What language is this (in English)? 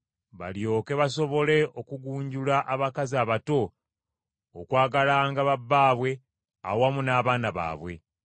Ganda